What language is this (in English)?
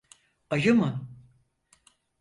Turkish